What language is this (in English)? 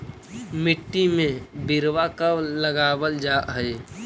Magahi